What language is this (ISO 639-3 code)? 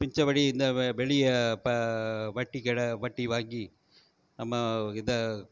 tam